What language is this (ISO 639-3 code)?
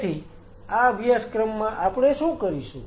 guj